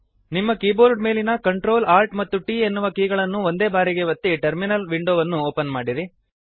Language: Kannada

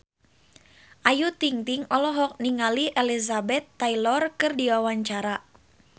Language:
Sundanese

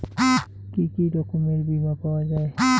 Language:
Bangla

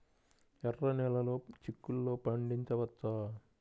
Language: Telugu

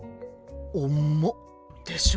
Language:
Japanese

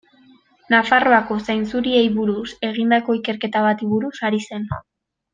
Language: Basque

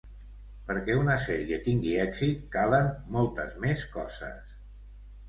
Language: Catalan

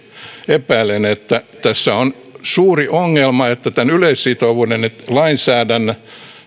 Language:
Finnish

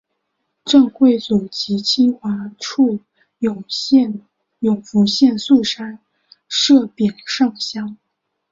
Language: Chinese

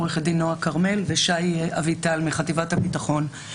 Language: Hebrew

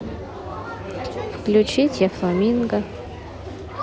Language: Russian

